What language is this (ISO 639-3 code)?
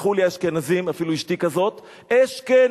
heb